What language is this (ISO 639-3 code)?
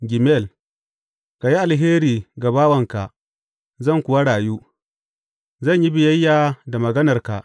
hau